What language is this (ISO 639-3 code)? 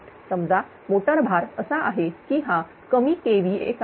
mar